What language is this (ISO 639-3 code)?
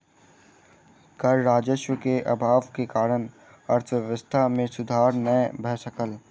mai